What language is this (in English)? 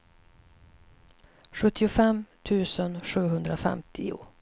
Swedish